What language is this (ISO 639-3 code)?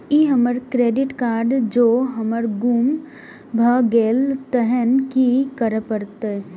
mai